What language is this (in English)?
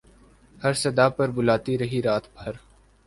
Urdu